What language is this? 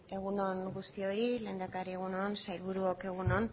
Basque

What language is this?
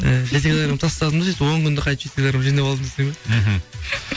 Kazakh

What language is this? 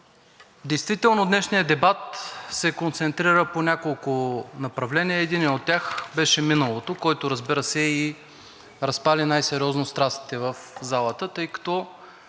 Bulgarian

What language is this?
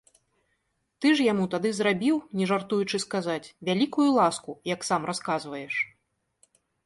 Belarusian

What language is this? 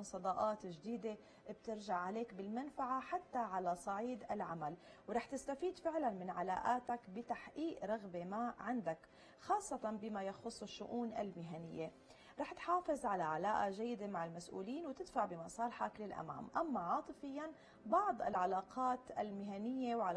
Arabic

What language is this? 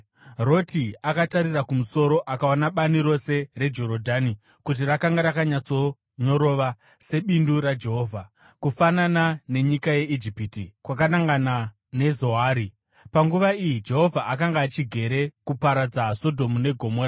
Shona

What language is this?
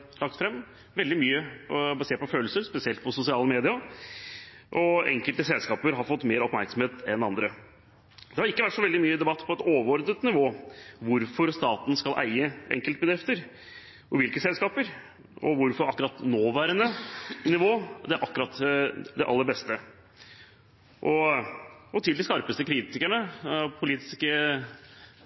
Norwegian Bokmål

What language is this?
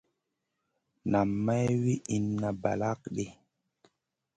Masana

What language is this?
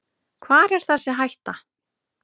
Icelandic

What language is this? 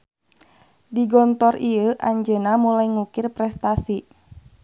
Sundanese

